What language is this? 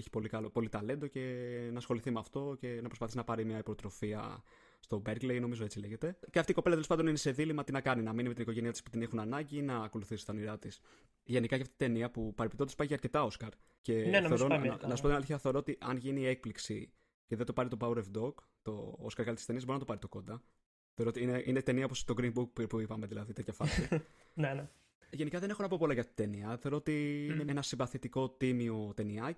Greek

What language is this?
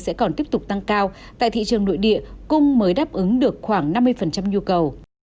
Vietnamese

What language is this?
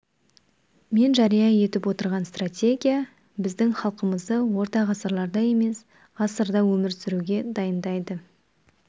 Kazakh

